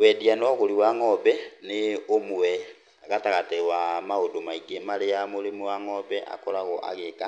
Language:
Kikuyu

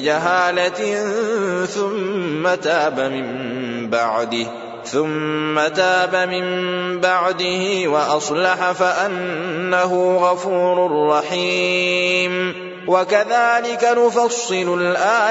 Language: Arabic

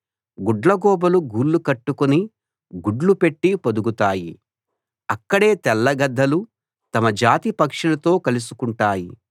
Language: Telugu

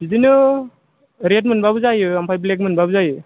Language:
Bodo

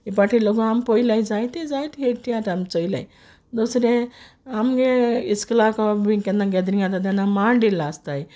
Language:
Konkani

